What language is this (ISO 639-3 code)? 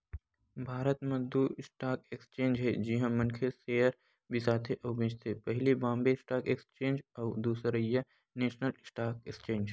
hne